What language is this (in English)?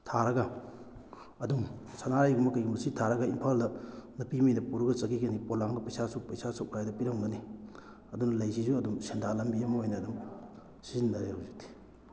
Manipuri